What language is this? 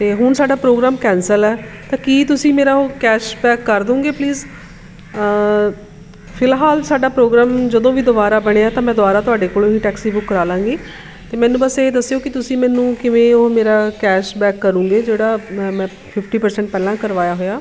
Punjabi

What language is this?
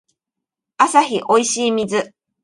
Japanese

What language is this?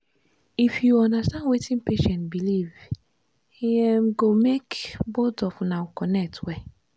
Nigerian Pidgin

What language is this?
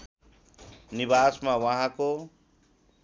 Nepali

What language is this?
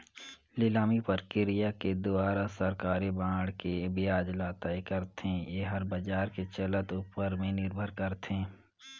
Chhattisgarhi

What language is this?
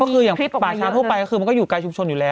Thai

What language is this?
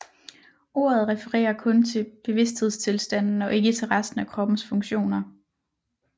Danish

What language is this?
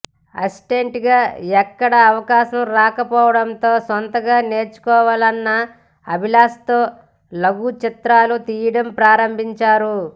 Telugu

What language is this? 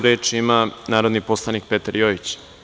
Serbian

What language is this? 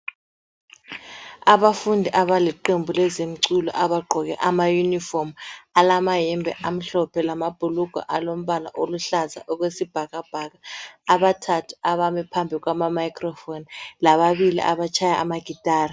North Ndebele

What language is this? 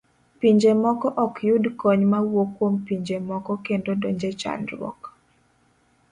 Luo (Kenya and Tanzania)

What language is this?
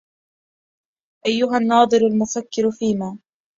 Arabic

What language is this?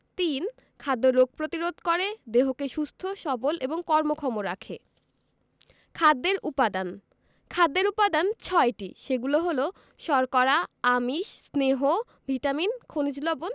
Bangla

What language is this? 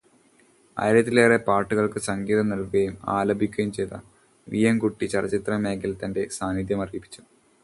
Malayalam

